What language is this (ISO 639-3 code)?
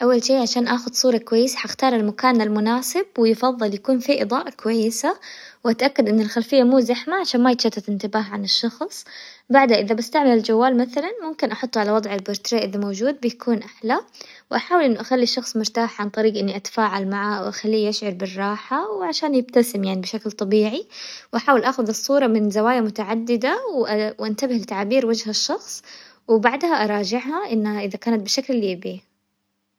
acw